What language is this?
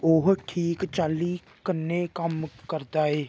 Dogri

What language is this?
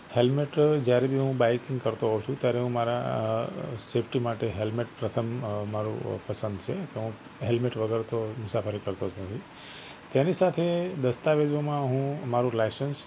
Gujarati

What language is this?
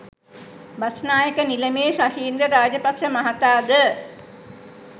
Sinhala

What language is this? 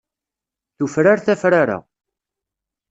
Kabyle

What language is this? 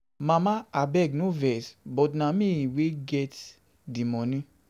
Nigerian Pidgin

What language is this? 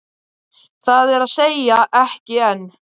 Icelandic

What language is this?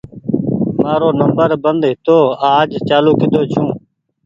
Goaria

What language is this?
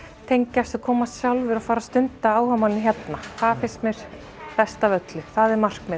Icelandic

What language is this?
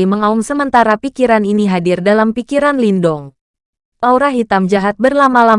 Indonesian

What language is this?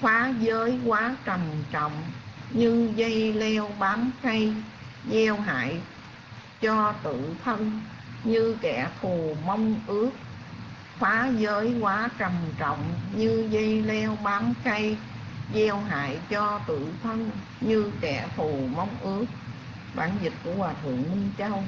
Vietnamese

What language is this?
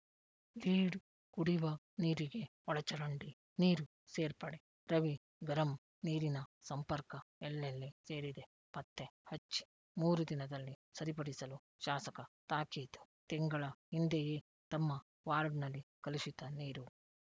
Kannada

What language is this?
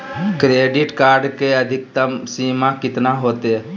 Magahi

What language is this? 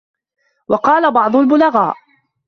Arabic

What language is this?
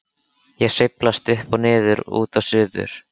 Icelandic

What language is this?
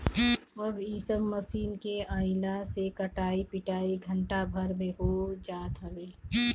Bhojpuri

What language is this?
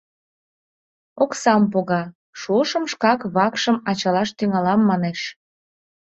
Mari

